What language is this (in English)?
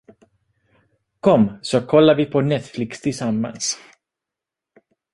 Swedish